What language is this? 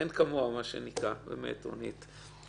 Hebrew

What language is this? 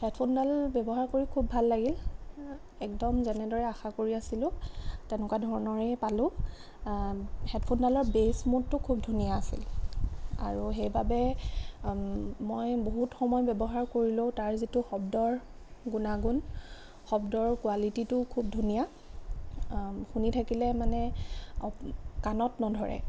Assamese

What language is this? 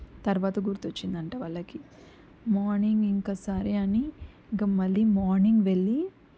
Telugu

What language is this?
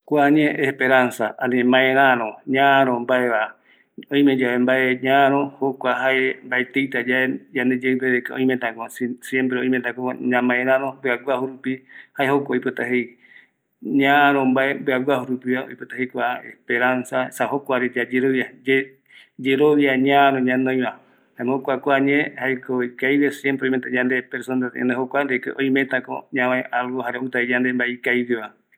Eastern Bolivian Guaraní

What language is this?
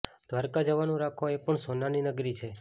Gujarati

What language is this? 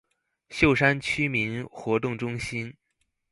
Chinese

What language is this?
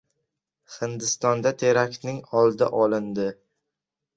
Uzbek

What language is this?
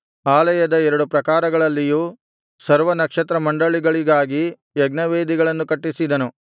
Kannada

